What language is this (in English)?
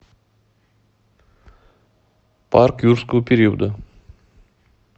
Russian